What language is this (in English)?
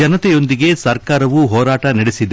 Kannada